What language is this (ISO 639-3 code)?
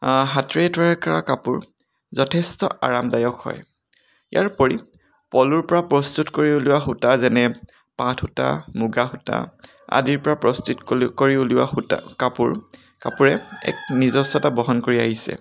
asm